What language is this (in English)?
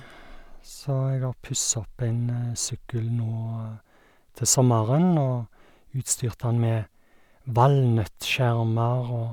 Norwegian